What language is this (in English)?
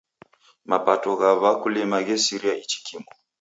Taita